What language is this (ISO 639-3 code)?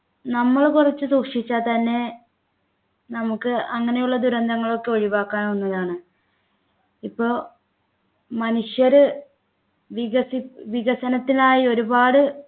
mal